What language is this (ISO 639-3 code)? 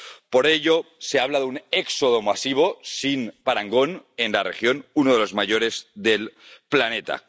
spa